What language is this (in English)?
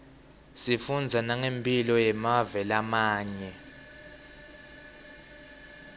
Swati